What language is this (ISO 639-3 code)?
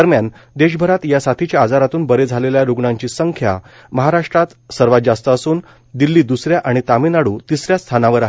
mar